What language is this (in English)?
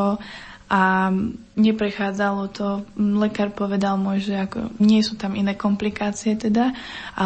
Slovak